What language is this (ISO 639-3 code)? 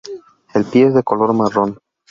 spa